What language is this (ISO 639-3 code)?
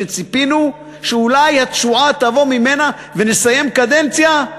heb